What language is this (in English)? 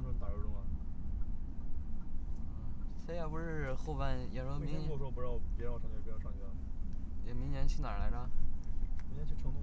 Chinese